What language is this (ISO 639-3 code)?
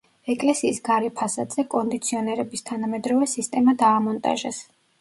kat